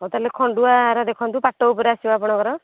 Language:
Odia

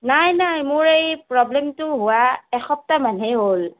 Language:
Assamese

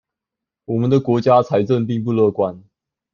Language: Chinese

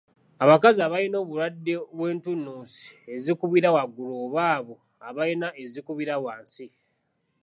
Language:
Ganda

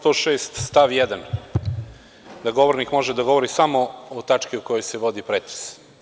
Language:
Serbian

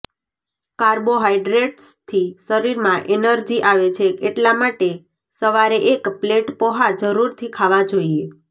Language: Gujarati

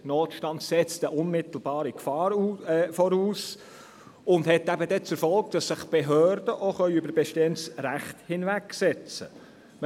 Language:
Swiss German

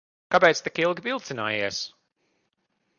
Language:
Latvian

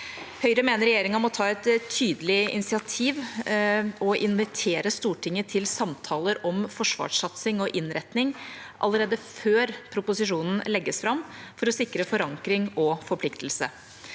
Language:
Norwegian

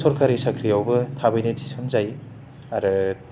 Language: Bodo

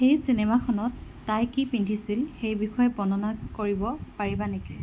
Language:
Assamese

